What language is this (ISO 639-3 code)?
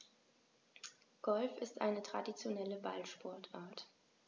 deu